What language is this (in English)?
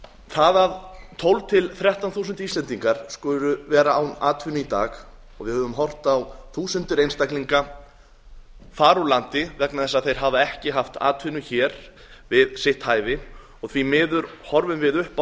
Icelandic